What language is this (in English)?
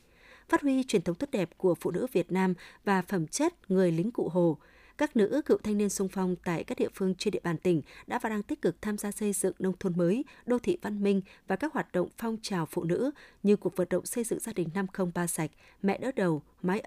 Vietnamese